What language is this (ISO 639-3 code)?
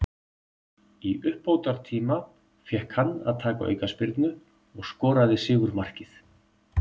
isl